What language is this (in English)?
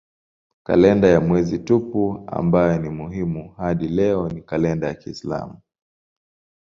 Swahili